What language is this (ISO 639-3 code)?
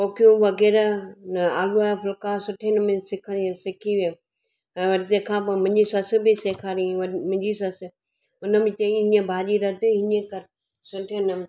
snd